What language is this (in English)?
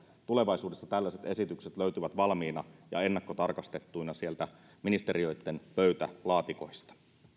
Finnish